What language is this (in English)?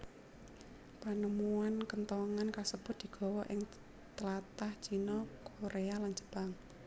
Javanese